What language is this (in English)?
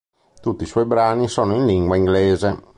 Italian